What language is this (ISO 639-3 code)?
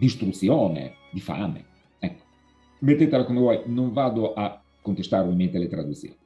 ita